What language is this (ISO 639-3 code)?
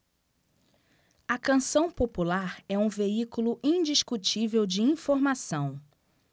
por